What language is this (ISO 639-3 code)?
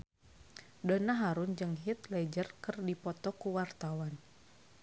sun